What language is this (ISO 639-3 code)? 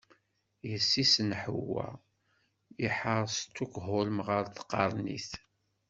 kab